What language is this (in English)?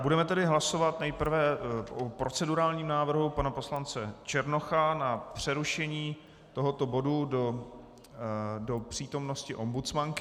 Czech